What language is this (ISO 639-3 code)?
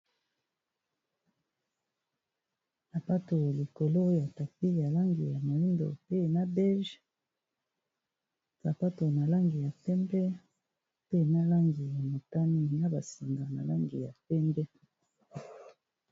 lin